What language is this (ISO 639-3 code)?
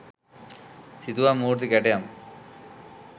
sin